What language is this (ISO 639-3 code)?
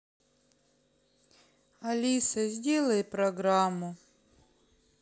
rus